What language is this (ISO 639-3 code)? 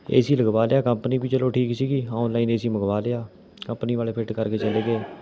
pan